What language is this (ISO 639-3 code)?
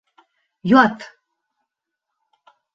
bak